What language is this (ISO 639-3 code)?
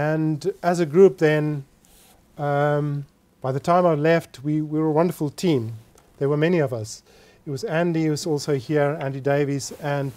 eng